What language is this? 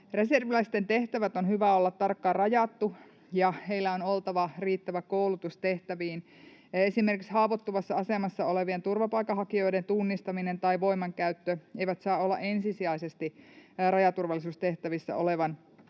Finnish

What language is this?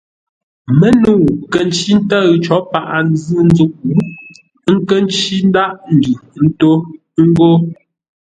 Ngombale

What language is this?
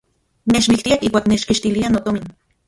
Central Puebla Nahuatl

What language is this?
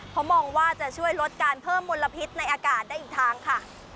Thai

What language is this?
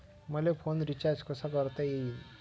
Marathi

